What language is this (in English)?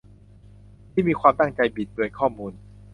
Thai